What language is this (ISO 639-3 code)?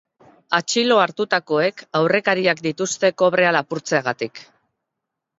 eus